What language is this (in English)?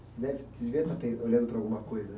Portuguese